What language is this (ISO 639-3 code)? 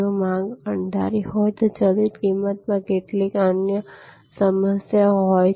guj